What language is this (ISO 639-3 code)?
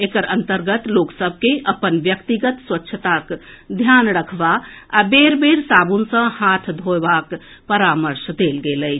mai